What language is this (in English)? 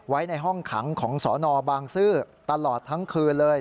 Thai